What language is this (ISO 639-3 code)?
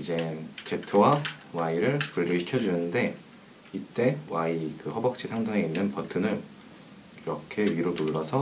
kor